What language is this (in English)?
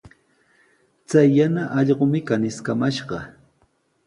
Sihuas Ancash Quechua